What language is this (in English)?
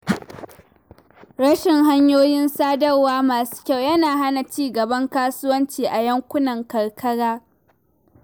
Hausa